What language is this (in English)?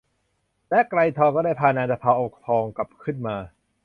Thai